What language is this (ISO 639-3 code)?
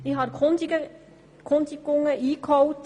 gsw